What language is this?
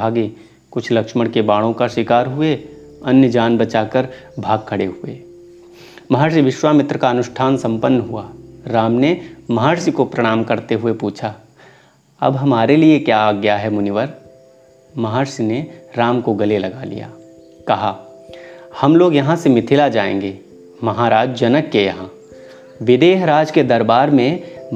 Hindi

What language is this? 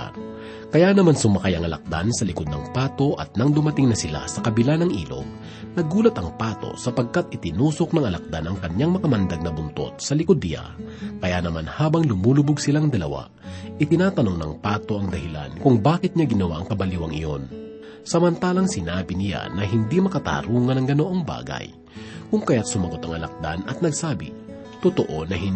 Filipino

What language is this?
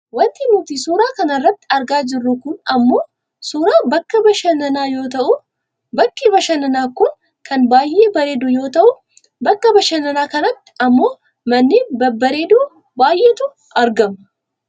Oromo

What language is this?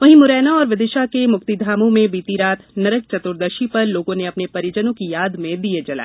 Hindi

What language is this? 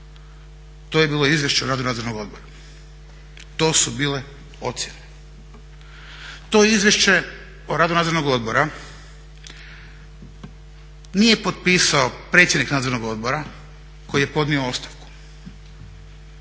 Croatian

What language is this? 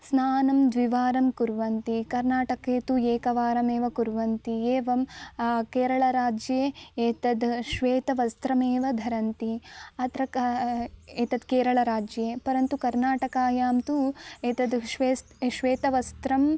Sanskrit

